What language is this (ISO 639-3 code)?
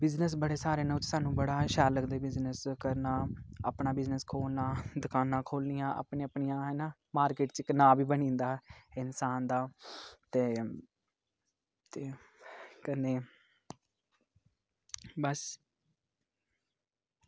doi